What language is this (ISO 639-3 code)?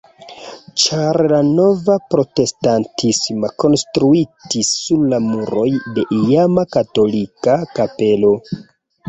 epo